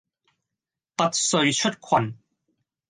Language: Cantonese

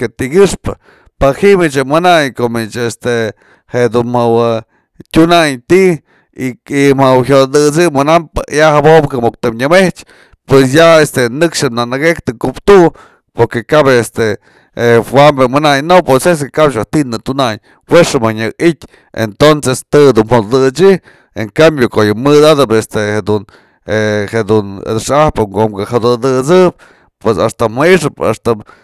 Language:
Mazatlán Mixe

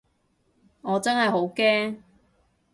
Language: Cantonese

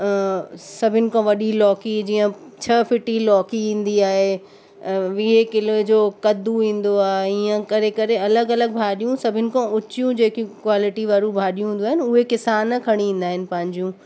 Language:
Sindhi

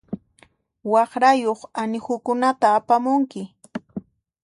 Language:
Puno Quechua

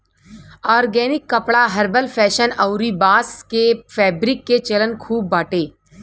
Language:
Bhojpuri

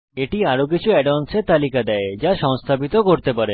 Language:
Bangla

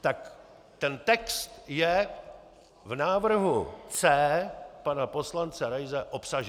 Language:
Czech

